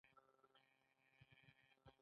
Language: Pashto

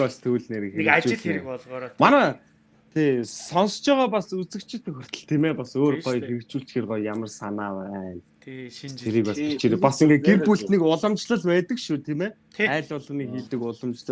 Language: Turkish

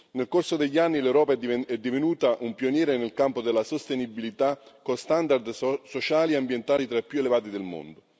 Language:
Italian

